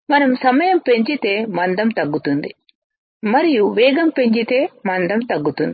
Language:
Telugu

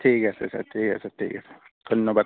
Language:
Assamese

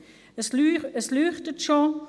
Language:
Swiss German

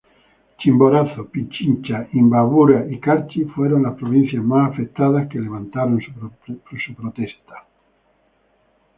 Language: Spanish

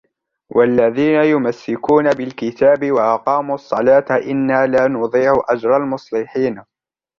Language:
Arabic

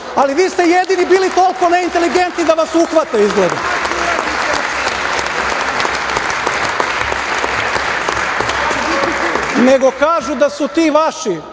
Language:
Serbian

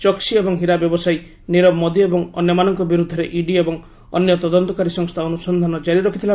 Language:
Odia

